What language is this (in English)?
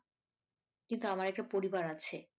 Bangla